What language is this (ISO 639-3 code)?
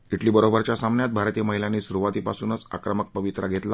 mar